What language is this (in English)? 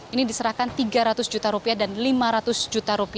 Indonesian